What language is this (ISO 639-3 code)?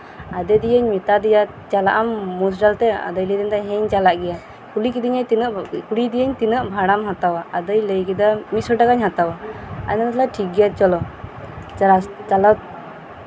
sat